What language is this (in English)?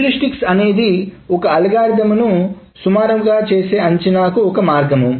Telugu